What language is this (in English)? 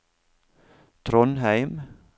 Norwegian